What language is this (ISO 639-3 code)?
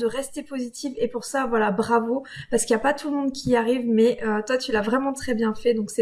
fra